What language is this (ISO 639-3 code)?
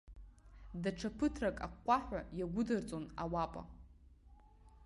abk